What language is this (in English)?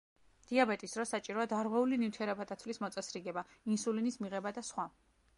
Georgian